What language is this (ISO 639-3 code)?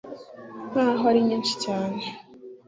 kin